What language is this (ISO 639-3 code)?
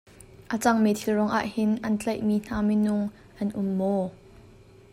cnh